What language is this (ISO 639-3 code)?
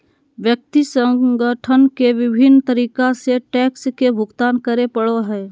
mag